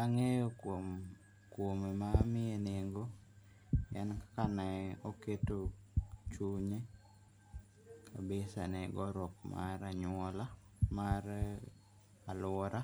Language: Luo (Kenya and Tanzania)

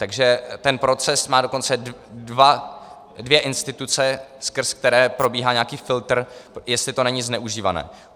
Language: Czech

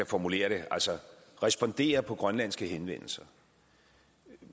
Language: Danish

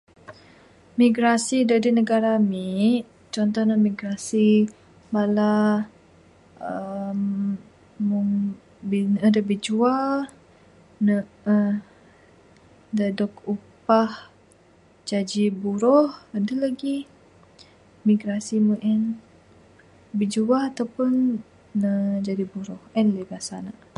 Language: Bukar-Sadung Bidayuh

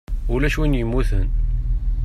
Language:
Kabyle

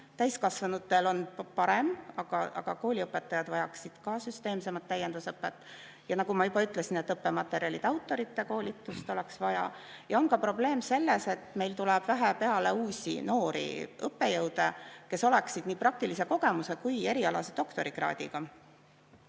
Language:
Estonian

